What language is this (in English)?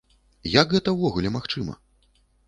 Belarusian